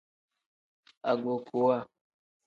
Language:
Tem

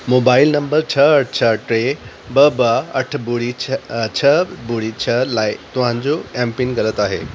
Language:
Sindhi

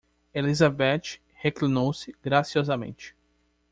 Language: Portuguese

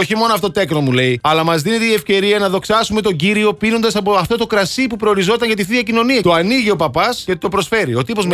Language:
Greek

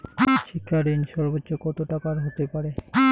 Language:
Bangla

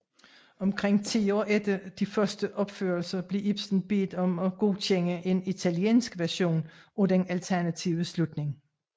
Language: Danish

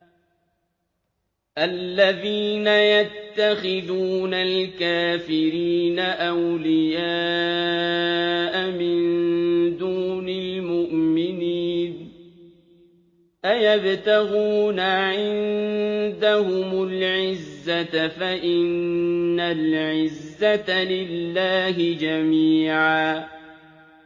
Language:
Arabic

